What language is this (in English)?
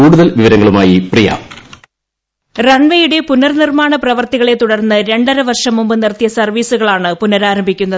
Malayalam